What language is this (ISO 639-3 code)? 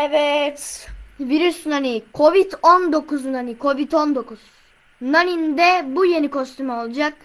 tur